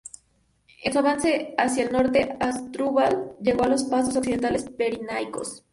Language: Spanish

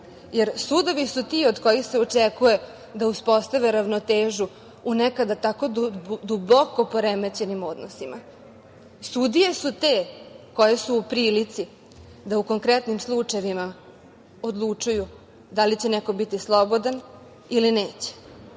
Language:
Serbian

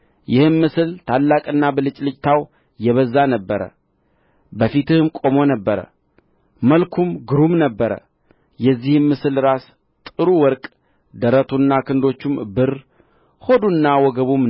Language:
Amharic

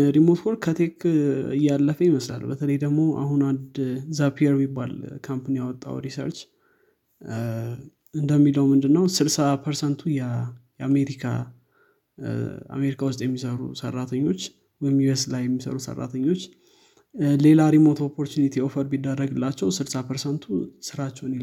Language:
Amharic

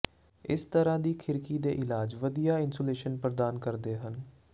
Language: Punjabi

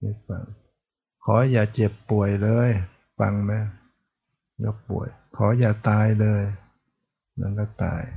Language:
Thai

